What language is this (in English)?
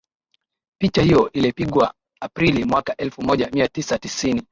Swahili